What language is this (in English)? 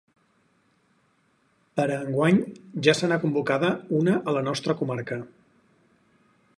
Catalan